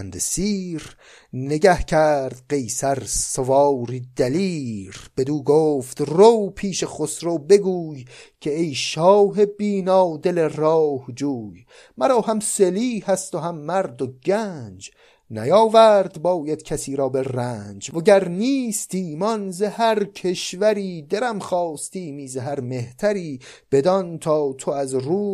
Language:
Persian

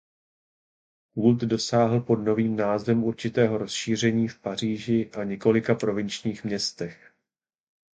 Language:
Czech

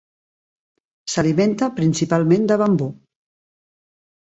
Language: Catalan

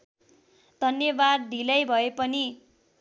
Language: Nepali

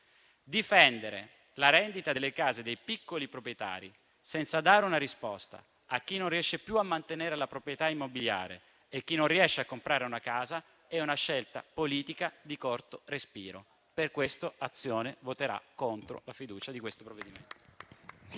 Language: Italian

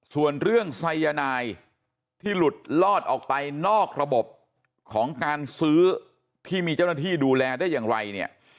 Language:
Thai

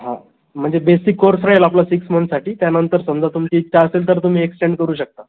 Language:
Marathi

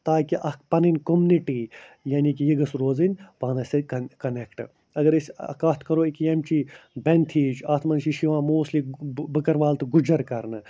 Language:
Kashmiri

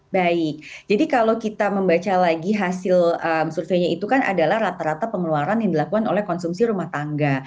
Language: Indonesian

